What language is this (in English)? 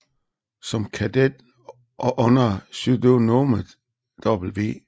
Danish